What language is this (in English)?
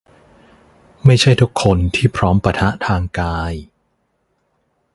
Thai